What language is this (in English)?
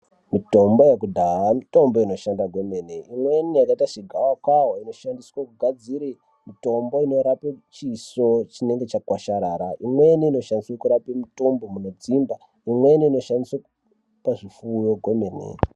Ndau